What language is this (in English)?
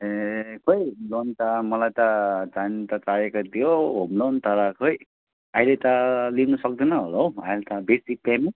Nepali